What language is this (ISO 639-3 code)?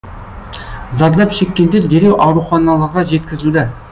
kaz